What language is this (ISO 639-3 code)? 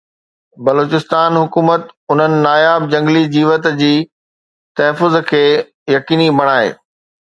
snd